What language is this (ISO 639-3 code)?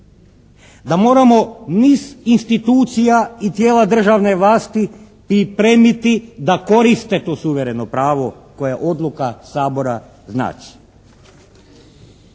hrv